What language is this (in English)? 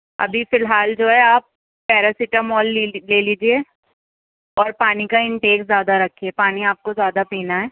Urdu